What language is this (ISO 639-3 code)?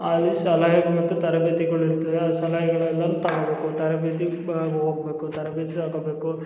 kan